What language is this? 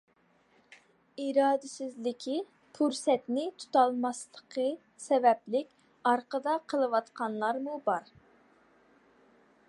Uyghur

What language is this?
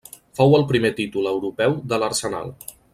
Catalan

